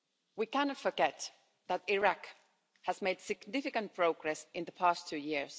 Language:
English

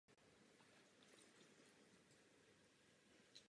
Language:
Czech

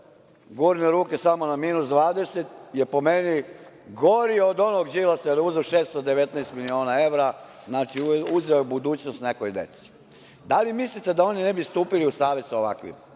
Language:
Serbian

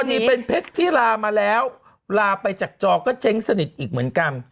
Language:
Thai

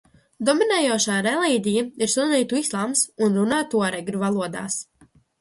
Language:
Latvian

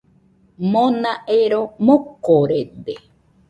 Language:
Nüpode Huitoto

